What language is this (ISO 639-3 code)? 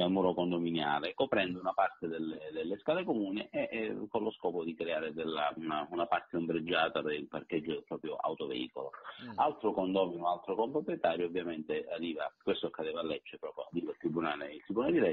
ita